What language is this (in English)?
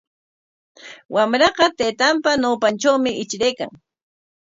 Corongo Ancash Quechua